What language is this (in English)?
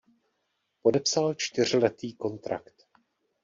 Czech